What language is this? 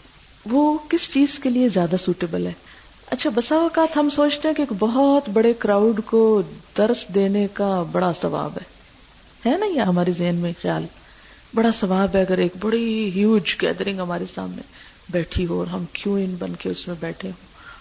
Urdu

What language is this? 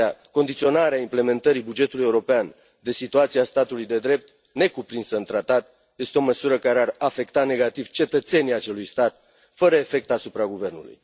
Romanian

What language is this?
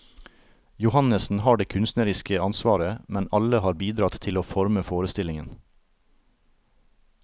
Norwegian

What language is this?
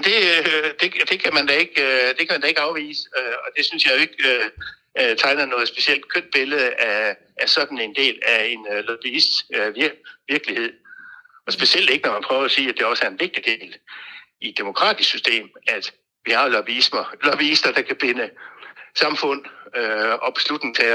Danish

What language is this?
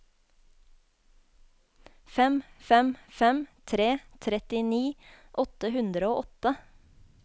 Norwegian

